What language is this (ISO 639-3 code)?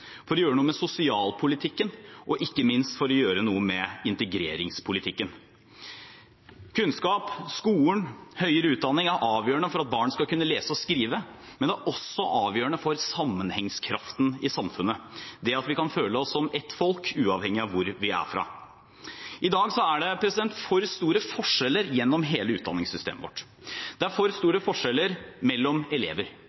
nob